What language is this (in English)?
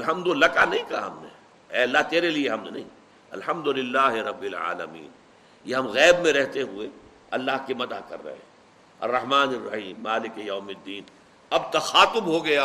Urdu